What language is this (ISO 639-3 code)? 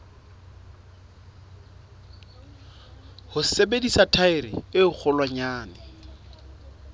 sot